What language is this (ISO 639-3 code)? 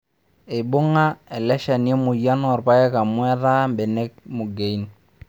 mas